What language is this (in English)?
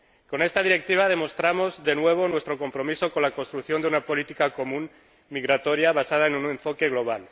Spanish